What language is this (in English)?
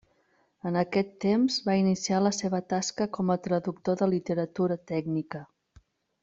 Catalan